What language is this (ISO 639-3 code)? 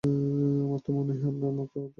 ben